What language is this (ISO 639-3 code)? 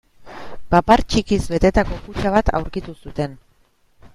eus